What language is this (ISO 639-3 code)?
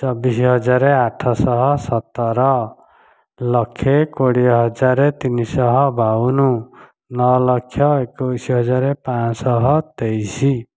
ori